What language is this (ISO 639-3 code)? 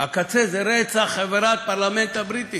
heb